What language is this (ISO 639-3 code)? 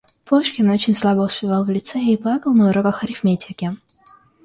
rus